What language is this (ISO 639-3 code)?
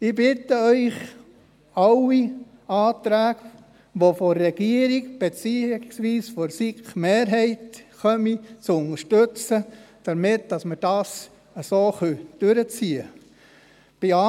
gsw